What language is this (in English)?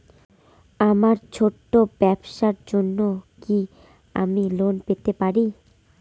Bangla